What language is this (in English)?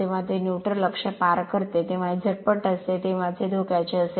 Marathi